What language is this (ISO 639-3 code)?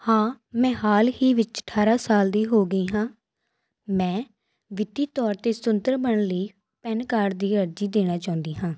pan